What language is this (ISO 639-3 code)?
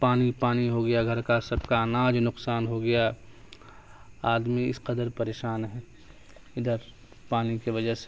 urd